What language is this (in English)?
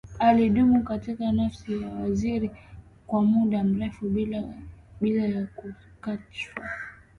Swahili